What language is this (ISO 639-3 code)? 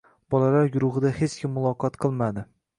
uzb